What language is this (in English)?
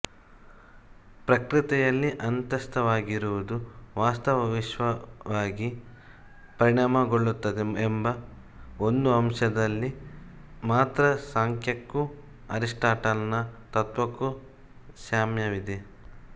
Kannada